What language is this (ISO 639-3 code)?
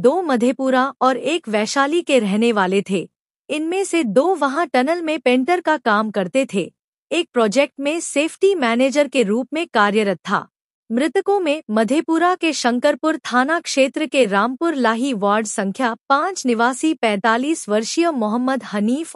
hin